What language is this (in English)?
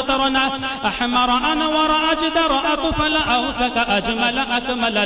Arabic